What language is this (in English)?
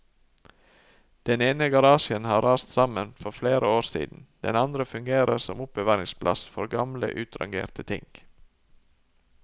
Norwegian